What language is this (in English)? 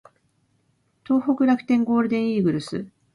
Japanese